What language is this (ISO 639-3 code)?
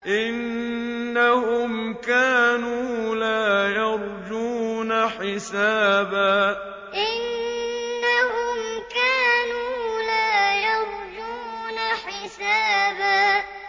ara